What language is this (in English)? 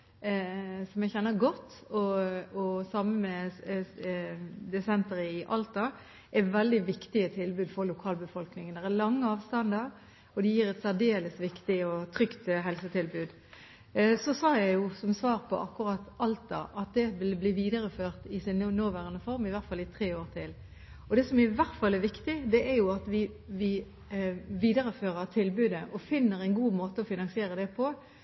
Norwegian Bokmål